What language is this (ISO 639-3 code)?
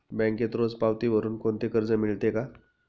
mar